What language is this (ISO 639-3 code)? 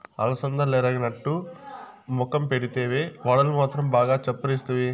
tel